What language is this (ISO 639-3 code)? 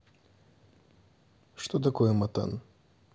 rus